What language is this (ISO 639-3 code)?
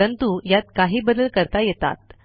mar